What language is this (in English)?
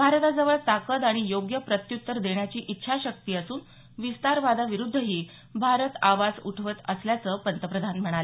Marathi